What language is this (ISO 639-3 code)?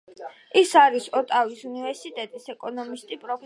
kat